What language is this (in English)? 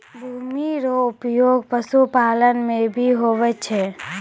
Maithili